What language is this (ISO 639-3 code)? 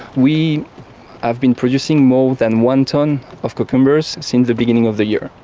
eng